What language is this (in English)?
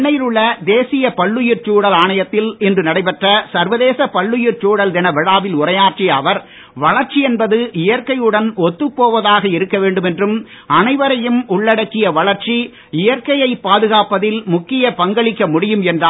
Tamil